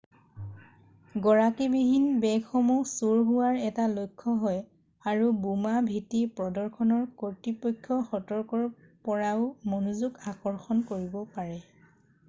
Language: Assamese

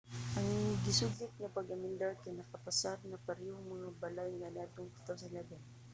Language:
Cebuano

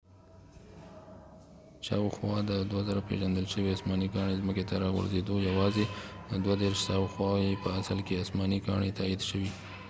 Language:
Pashto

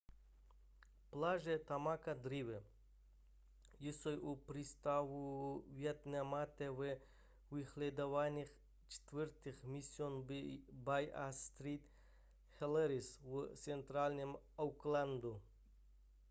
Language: Czech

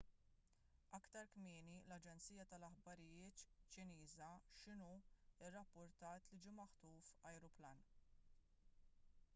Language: Maltese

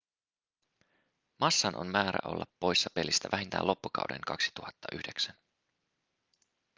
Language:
Finnish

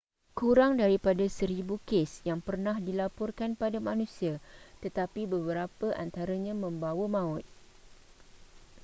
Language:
Malay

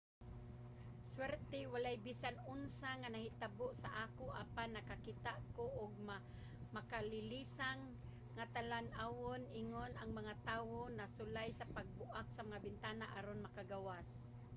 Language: Cebuano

